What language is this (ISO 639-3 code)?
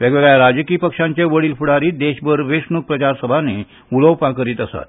kok